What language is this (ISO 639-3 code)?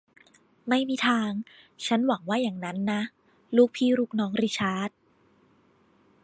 tha